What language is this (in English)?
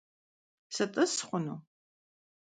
Kabardian